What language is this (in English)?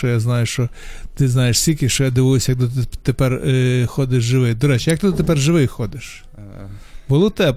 Ukrainian